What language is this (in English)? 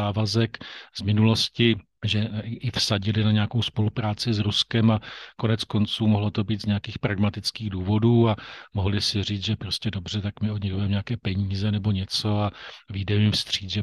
Czech